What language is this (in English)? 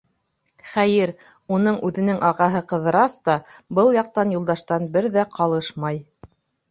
Bashkir